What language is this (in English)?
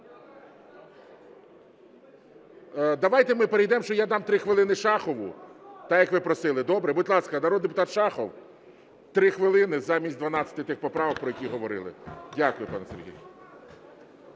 Ukrainian